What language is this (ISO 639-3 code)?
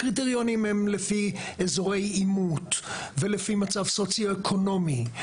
heb